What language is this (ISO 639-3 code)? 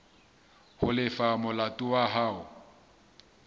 sot